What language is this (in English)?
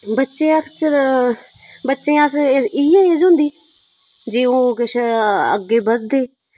Dogri